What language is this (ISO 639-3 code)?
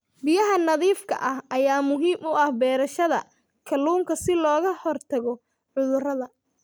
som